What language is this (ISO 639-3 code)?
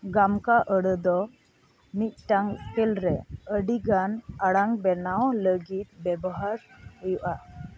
sat